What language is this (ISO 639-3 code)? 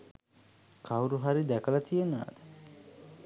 sin